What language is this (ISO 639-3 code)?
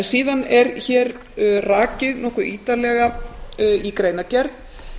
isl